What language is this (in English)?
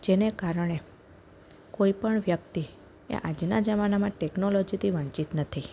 Gujarati